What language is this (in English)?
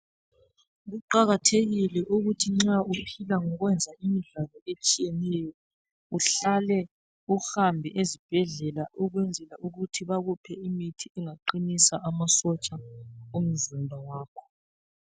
North Ndebele